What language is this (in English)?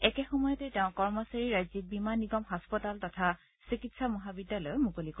Assamese